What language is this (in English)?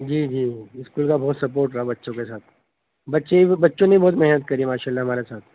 Urdu